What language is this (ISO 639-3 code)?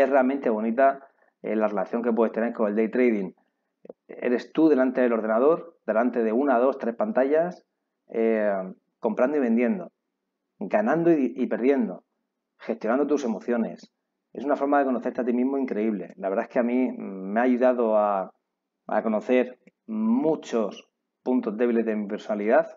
spa